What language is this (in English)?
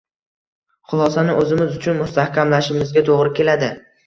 Uzbek